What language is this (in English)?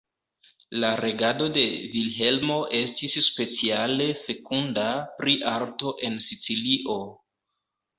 Esperanto